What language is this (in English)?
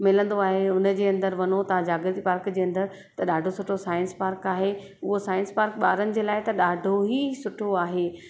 Sindhi